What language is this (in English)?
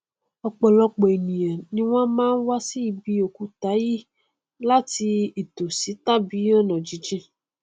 Yoruba